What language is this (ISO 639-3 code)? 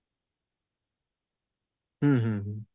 ori